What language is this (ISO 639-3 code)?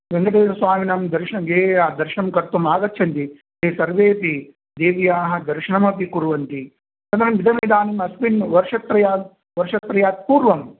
san